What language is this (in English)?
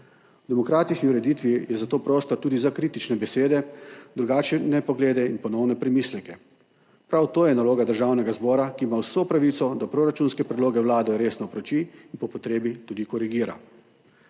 Slovenian